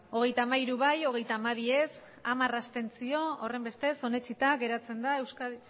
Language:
Basque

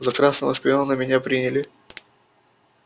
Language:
Russian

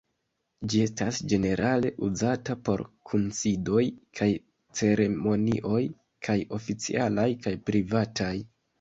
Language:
Esperanto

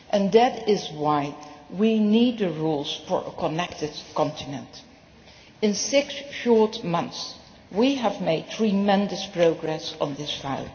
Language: English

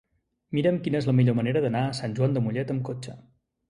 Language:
Catalan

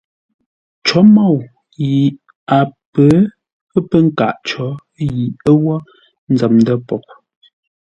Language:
Ngombale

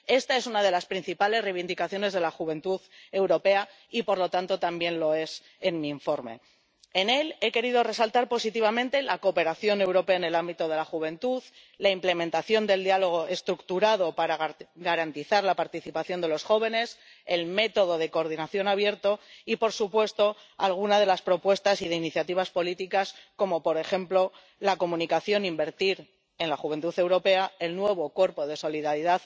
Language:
Spanish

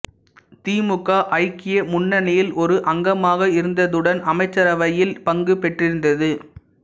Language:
Tamil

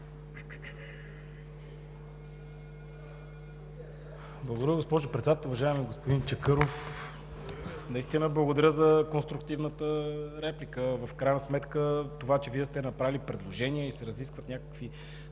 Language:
Bulgarian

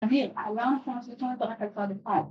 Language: Hebrew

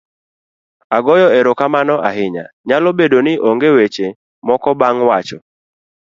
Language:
Luo (Kenya and Tanzania)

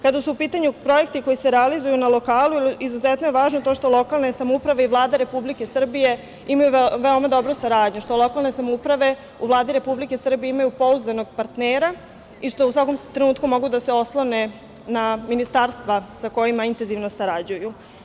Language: Serbian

